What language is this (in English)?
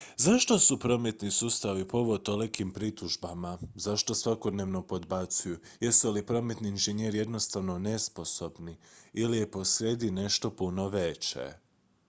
Croatian